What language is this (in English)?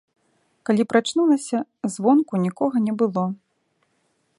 Belarusian